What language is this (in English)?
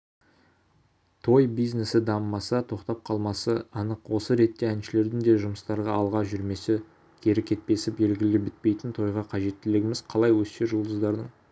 Kazakh